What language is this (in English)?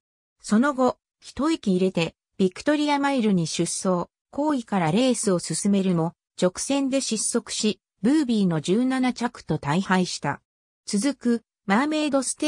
Japanese